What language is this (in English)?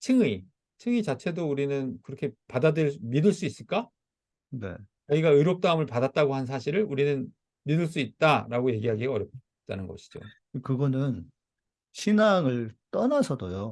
Korean